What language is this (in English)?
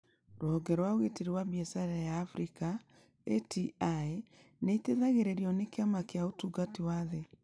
Kikuyu